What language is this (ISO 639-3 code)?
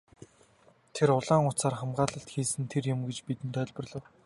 mon